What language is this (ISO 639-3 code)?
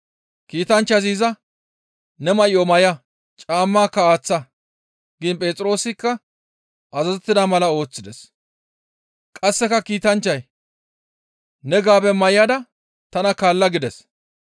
gmv